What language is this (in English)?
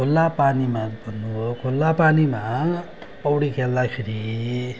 Nepali